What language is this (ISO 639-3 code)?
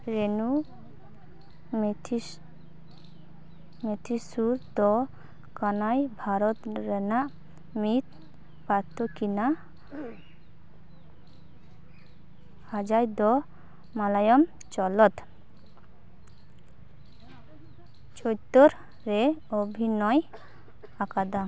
sat